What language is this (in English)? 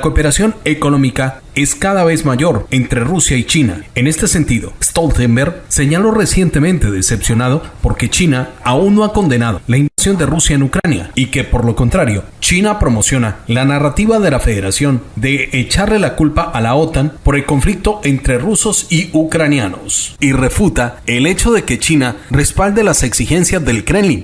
Spanish